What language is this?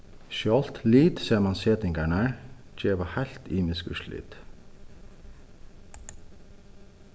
Faroese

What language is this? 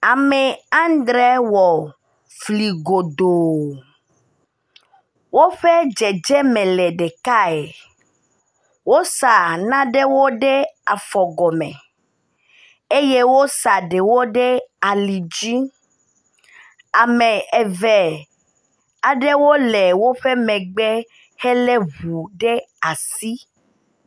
Ewe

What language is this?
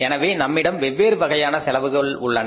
Tamil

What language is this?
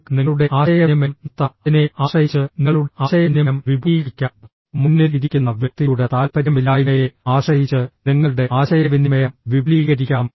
Malayalam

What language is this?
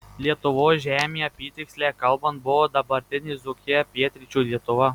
Lithuanian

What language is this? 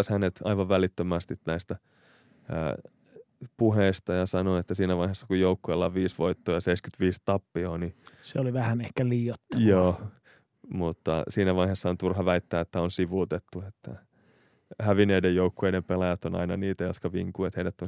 Finnish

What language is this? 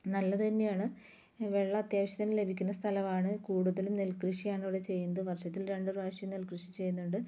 Malayalam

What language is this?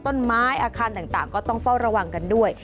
Thai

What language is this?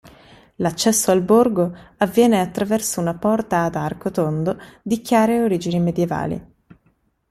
Italian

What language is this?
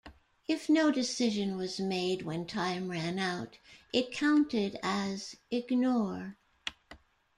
English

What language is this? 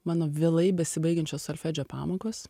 Lithuanian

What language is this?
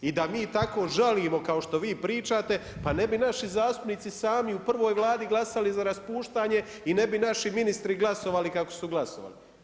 Croatian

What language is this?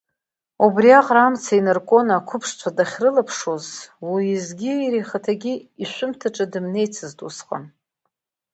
Abkhazian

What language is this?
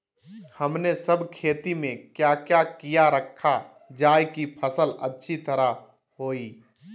Magahi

